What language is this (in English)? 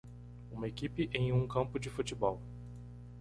Portuguese